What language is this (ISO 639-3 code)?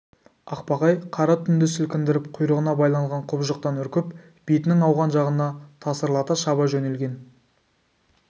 kaz